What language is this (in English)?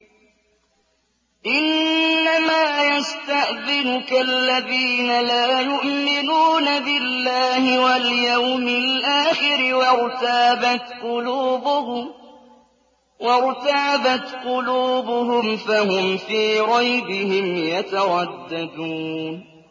Arabic